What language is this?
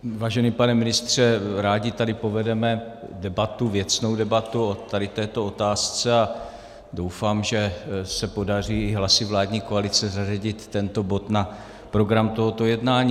Czech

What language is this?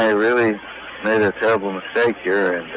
English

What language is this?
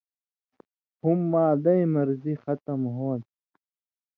Indus Kohistani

